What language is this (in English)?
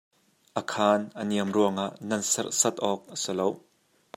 Hakha Chin